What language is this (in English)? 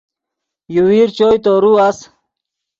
Yidgha